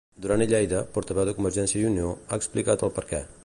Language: Catalan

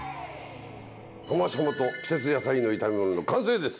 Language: Japanese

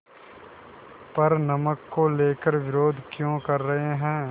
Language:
Hindi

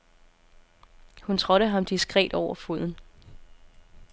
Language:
Danish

